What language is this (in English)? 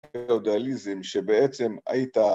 Hebrew